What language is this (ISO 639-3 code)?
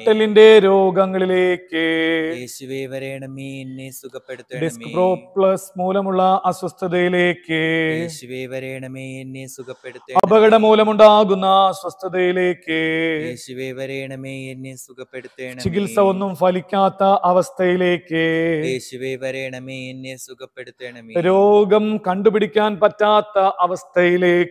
mal